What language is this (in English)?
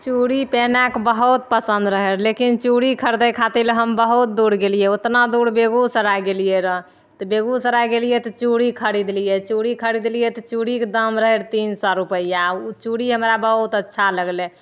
Maithili